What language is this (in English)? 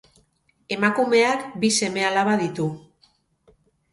Basque